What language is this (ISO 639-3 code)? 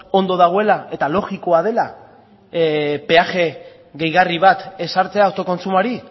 eus